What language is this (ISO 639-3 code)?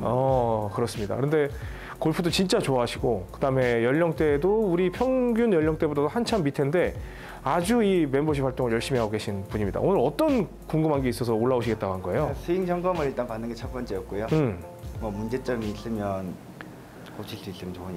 kor